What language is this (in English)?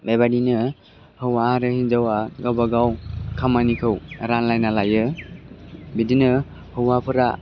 Bodo